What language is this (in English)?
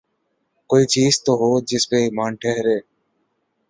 Urdu